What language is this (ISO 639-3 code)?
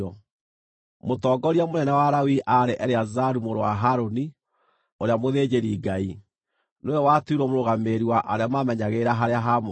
kik